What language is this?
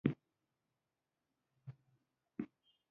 Pashto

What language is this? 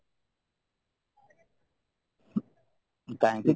Odia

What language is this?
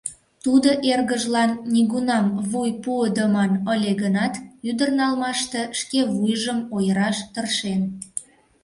Mari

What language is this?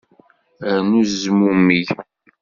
Kabyle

